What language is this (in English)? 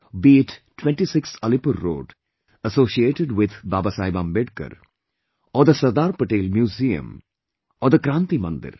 English